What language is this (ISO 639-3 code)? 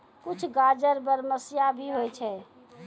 mai